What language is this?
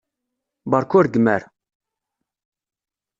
Kabyle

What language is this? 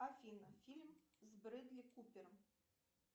Russian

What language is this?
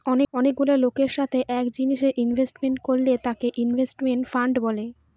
Bangla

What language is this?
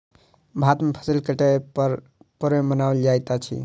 Maithili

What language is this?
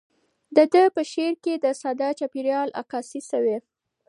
Pashto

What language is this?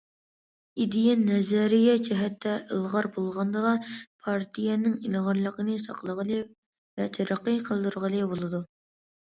Uyghur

